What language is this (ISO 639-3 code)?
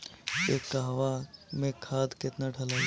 bho